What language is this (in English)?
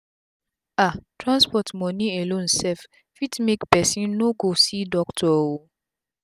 Nigerian Pidgin